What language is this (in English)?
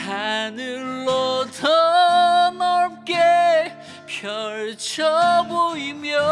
Korean